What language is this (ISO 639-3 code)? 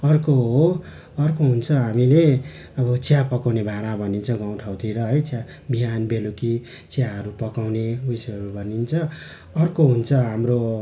nep